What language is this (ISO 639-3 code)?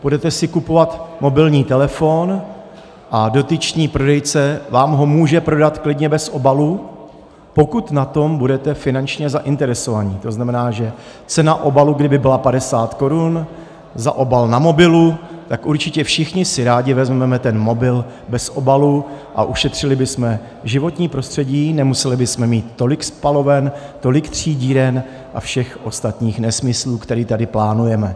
ces